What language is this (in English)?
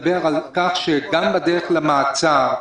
Hebrew